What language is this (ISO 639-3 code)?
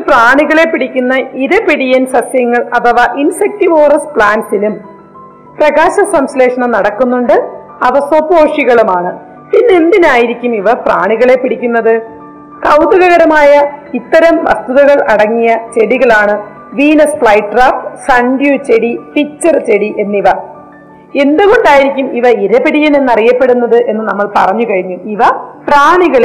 mal